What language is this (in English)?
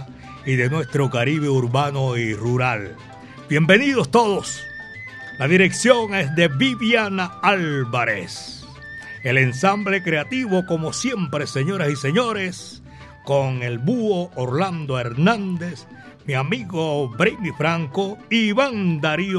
Spanish